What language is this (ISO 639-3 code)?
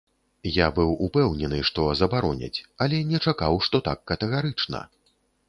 bel